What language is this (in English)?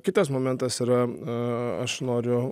Lithuanian